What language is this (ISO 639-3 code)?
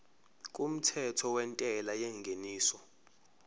zul